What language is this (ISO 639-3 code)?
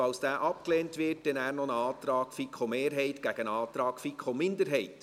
gsw